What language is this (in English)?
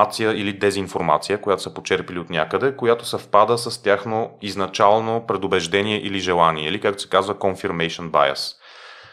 Bulgarian